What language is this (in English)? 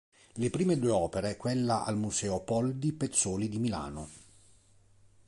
Italian